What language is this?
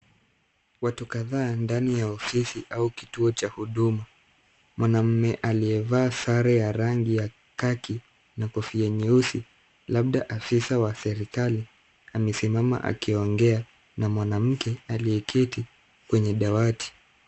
Swahili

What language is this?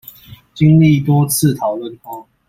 Chinese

